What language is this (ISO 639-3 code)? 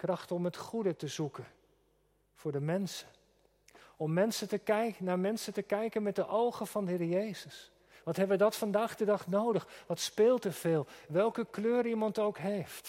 nld